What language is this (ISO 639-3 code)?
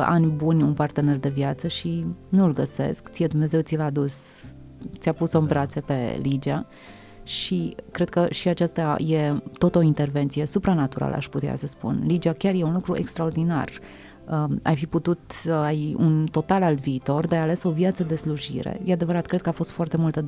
ron